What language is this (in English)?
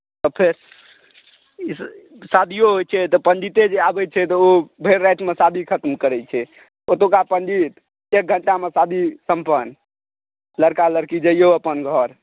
Maithili